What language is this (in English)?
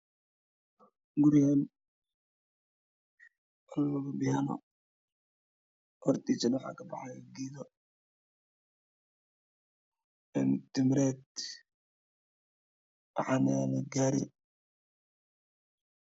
Somali